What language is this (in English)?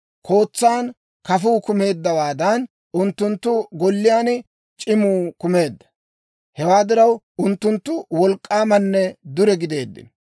Dawro